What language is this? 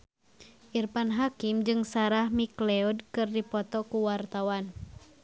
Sundanese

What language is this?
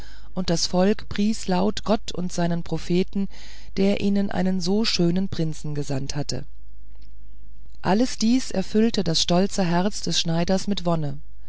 German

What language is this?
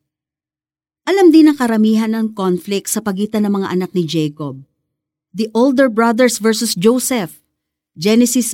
Filipino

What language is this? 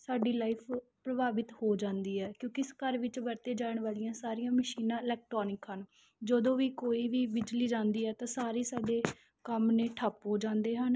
Punjabi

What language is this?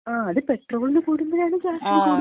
Malayalam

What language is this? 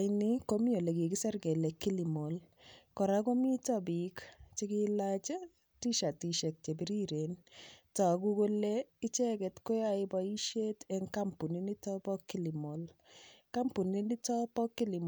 Kalenjin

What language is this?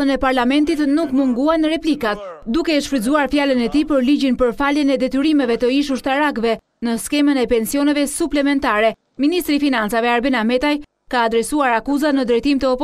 Romanian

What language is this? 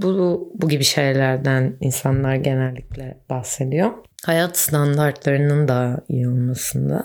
Turkish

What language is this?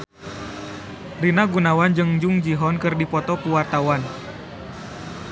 Sundanese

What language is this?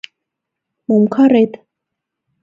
Mari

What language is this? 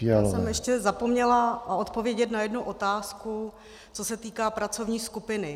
Czech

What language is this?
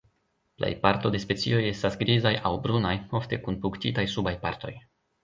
Esperanto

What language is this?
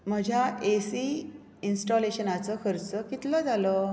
Konkani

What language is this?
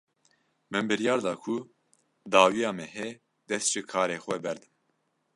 Kurdish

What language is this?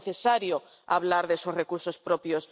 Spanish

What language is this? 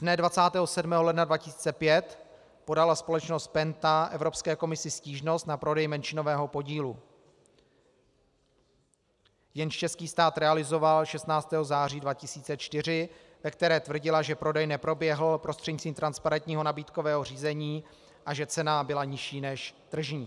Czech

